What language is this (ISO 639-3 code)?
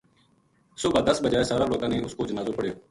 gju